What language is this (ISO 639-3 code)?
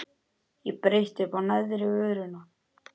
isl